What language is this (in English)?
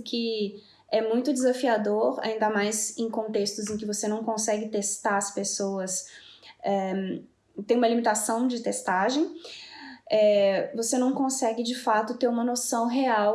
Portuguese